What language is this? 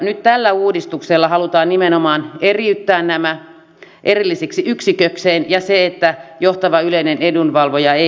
Finnish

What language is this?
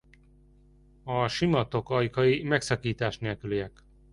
Hungarian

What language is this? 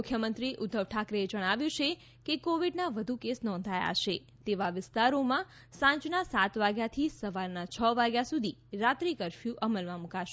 Gujarati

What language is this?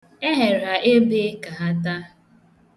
Igbo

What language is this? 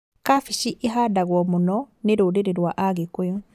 Kikuyu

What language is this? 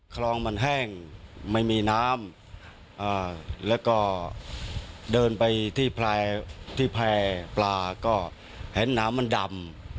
Thai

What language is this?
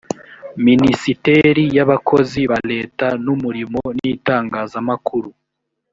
Kinyarwanda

